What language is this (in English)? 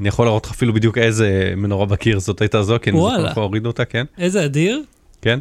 Hebrew